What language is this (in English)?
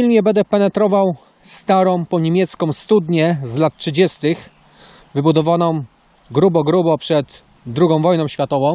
Polish